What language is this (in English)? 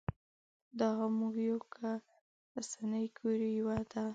Pashto